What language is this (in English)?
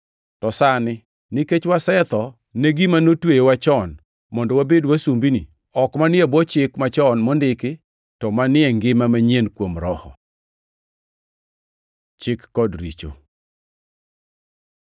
Luo (Kenya and Tanzania)